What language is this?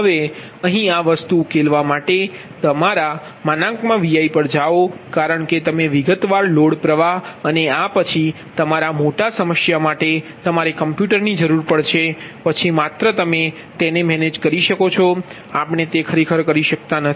Gujarati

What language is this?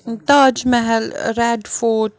Kashmiri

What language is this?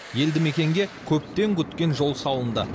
Kazakh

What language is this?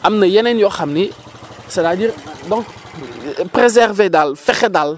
Wolof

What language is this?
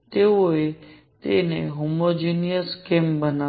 Gujarati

